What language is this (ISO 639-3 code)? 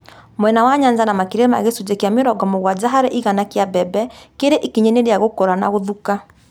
kik